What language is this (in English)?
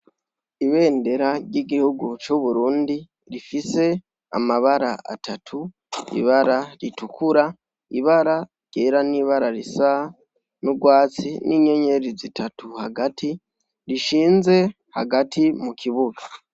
Rundi